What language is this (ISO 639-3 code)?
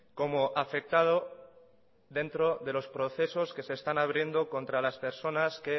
spa